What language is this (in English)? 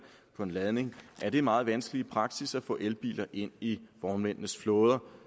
Danish